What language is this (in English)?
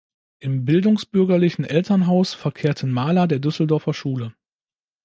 German